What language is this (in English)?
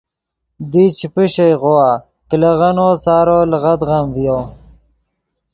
Yidgha